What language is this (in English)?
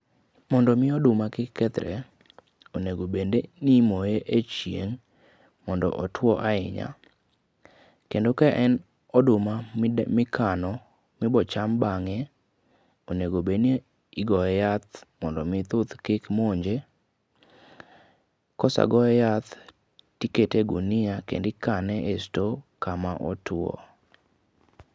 Luo (Kenya and Tanzania)